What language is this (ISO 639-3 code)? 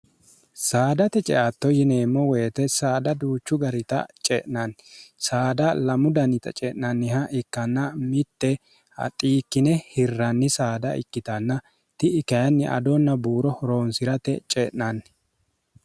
sid